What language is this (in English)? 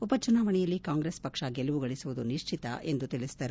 Kannada